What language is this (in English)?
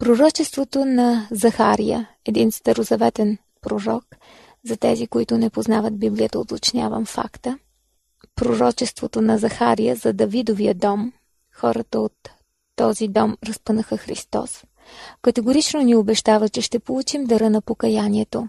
Bulgarian